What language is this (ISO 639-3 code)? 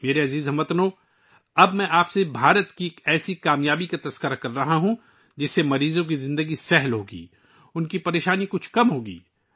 urd